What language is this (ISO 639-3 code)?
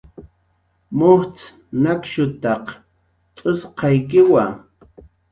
jqr